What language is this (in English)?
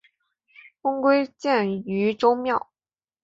Chinese